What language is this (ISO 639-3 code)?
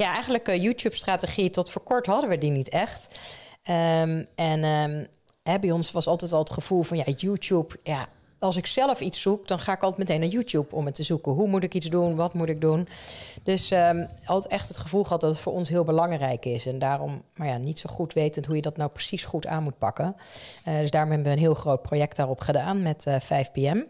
nld